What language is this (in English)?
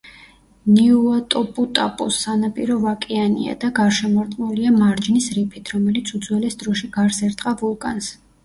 Georgian